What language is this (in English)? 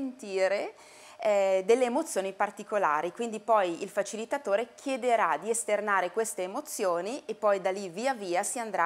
Italian